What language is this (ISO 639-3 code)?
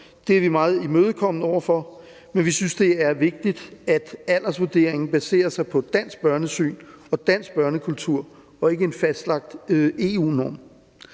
dan